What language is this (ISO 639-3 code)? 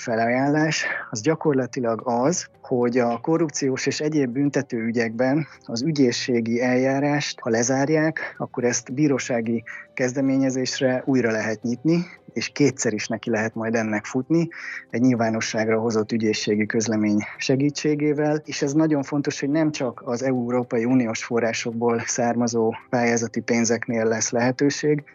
hun